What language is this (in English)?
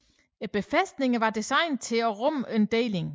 Danish